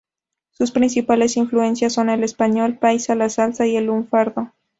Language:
Spanish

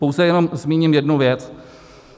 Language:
Czech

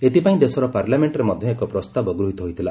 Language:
Odia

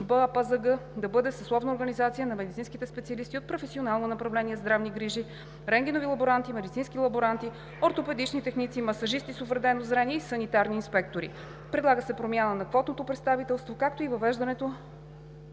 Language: Bulgarian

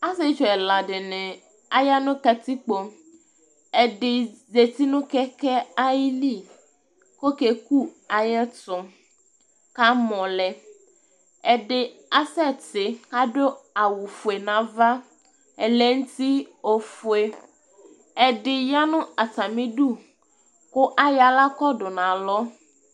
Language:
Ikposo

